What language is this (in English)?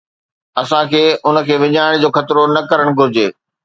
Sindhi